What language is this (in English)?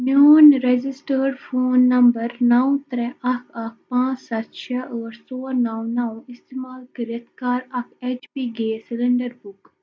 Kashmiri